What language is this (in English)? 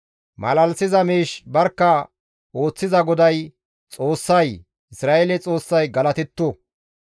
Gamo